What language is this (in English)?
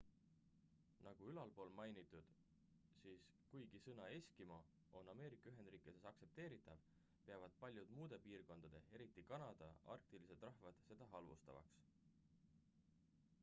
Estonian